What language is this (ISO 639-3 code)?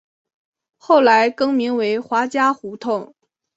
zho